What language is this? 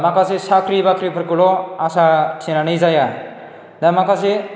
Bodo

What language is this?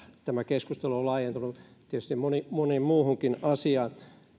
Finnish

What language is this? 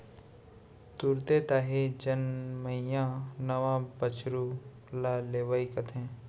Chhattisgarhi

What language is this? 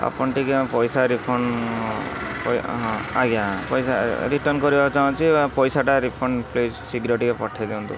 Odia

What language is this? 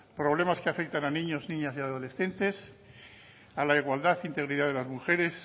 Spanish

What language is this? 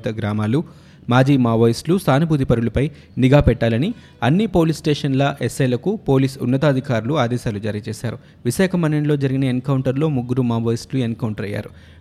Telugu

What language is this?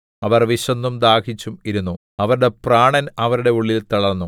Malayalam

